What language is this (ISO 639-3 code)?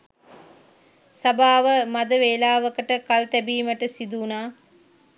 sin